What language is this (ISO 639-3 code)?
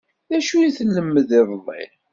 kab